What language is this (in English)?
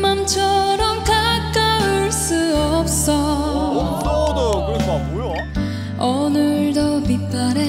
Korean